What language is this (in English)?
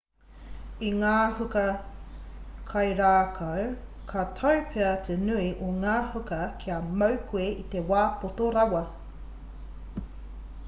Māori